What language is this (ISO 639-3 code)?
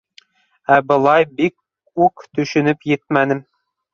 bak